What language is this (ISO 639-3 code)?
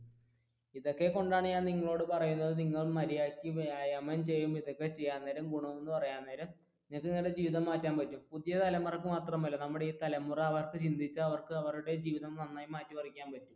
mal